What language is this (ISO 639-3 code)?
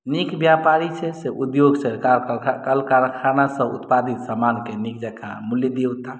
mai